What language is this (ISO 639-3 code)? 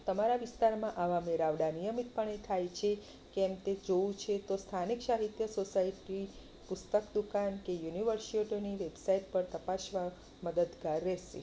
guj